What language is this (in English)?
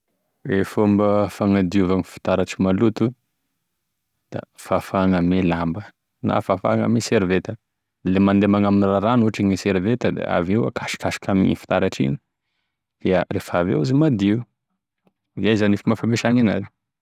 Tesaka Malagasy